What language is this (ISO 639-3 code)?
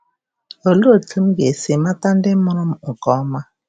ibo